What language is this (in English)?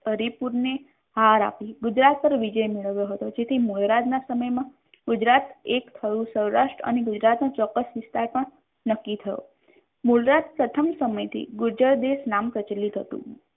Gujarati